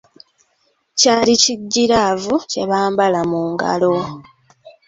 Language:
Ganda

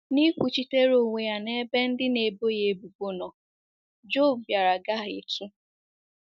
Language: Igbo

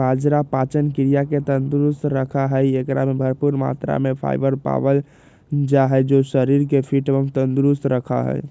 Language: Magahi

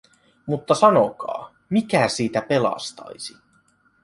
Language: Finnish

